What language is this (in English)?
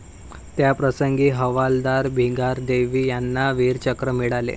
Marathi